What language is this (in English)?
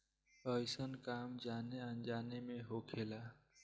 Bhojpuri